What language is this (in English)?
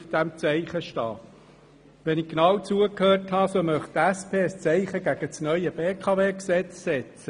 Swiss German